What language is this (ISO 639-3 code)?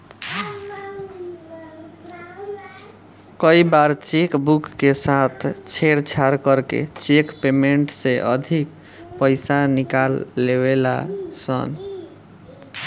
bho